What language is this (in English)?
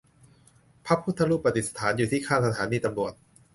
Thai